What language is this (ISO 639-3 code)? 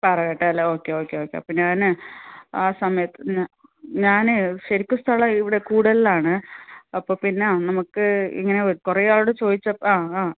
mal